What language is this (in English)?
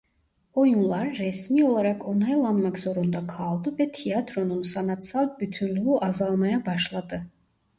Turkish